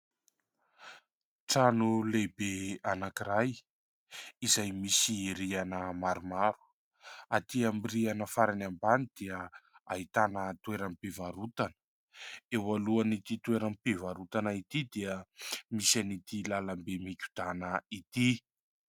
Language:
Malagasy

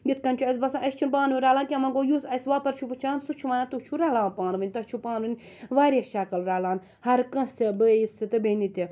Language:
Kashmiri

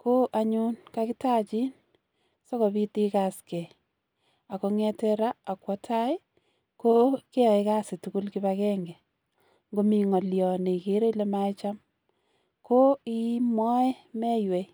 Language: Kalenjin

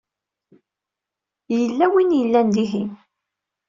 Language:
Kabyle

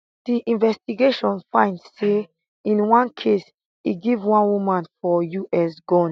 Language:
Nigerian Pidgin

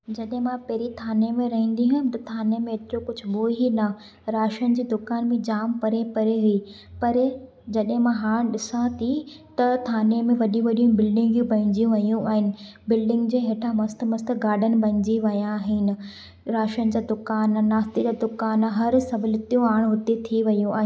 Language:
Sindhi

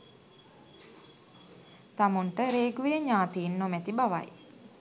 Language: Sinhala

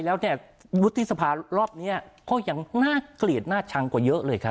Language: Thai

